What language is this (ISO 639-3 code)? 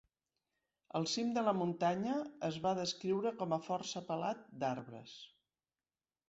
cat